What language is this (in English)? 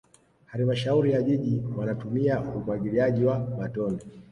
Swahili